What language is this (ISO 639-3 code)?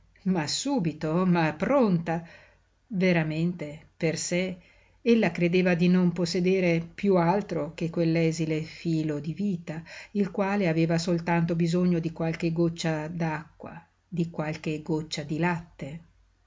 ita